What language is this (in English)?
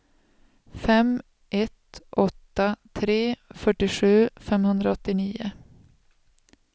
Swedish